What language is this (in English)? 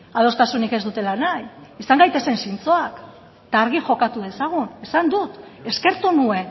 Basque